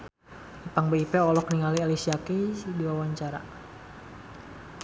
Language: Sundanese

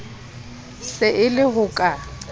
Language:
Southern Sotho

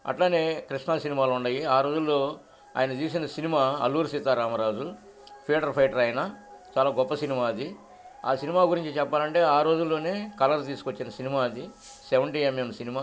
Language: Telugu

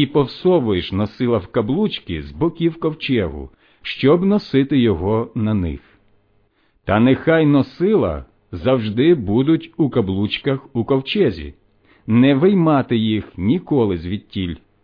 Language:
Ukrainian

